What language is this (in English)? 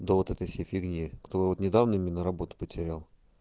Russian